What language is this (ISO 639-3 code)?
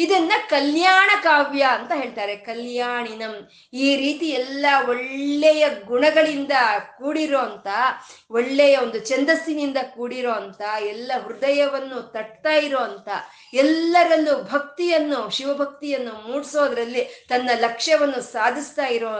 kan